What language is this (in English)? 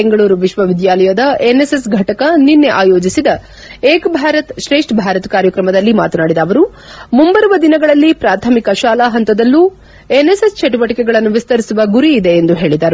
Kannada